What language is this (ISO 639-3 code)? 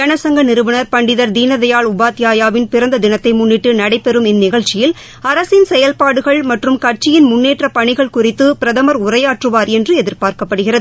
tam